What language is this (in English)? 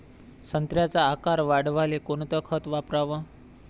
Marathi